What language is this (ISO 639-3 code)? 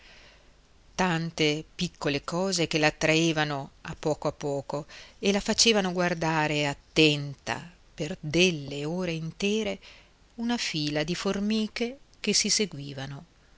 ita